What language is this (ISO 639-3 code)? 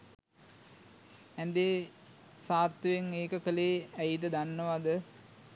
sin